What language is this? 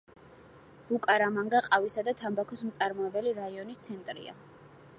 Georgian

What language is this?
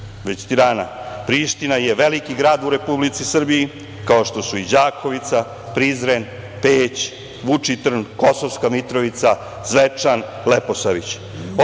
Serbian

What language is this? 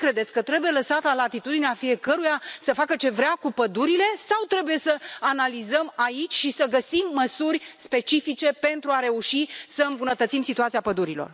Romanian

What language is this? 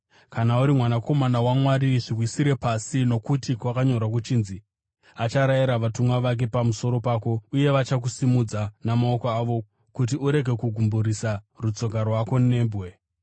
Shona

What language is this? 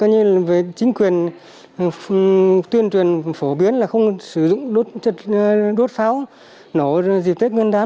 Vietnamese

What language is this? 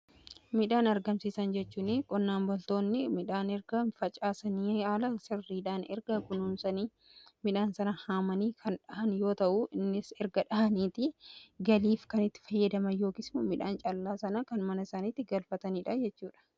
Oromo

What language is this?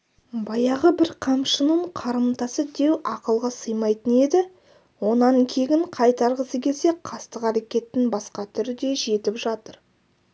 Kazakh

